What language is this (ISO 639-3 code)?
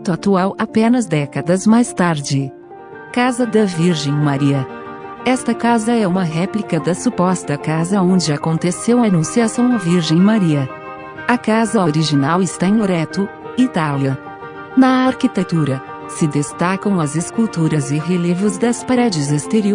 por